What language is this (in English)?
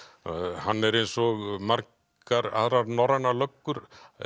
Icelandic